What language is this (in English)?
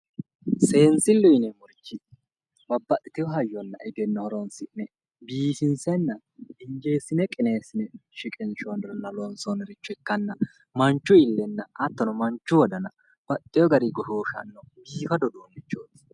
Sidamo